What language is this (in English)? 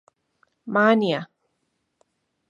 Central Puebla Nahuatl